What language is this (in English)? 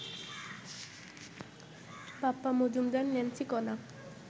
Bangla